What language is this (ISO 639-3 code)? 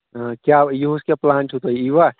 kas